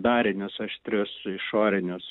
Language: Lithuanian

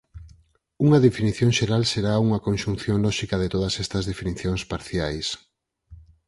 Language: Galician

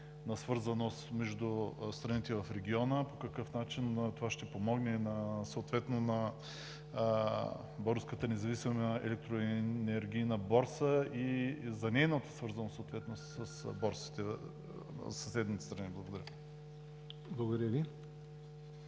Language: Bulgarian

